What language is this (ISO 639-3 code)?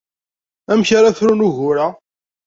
kab